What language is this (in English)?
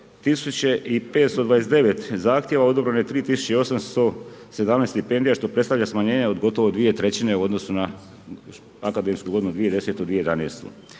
Croatian